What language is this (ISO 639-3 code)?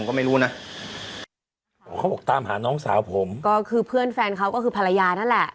tha